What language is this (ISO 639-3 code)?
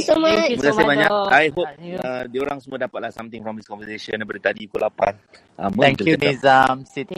msa